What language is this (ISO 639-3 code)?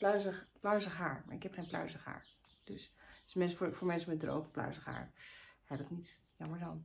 nld